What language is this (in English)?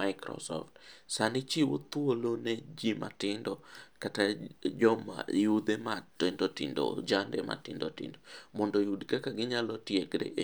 Luo (Kenya and Tanzania)